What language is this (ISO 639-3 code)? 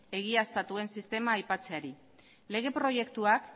eus